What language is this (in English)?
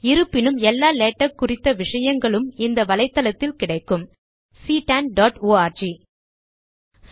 Tamil